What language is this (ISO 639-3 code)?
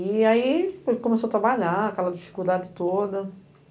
por